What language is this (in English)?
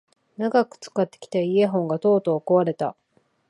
Japanese